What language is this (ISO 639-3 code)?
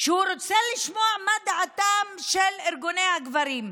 heb